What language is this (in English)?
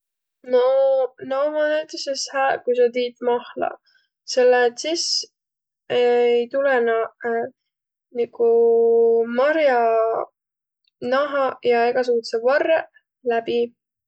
Võro